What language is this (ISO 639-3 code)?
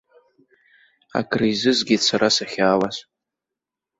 abk